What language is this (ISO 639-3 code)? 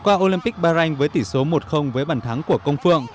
vie